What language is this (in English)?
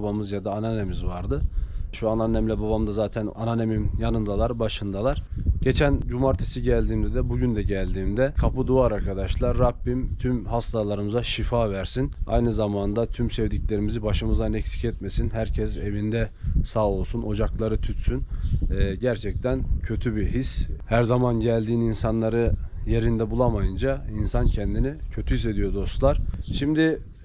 Turkish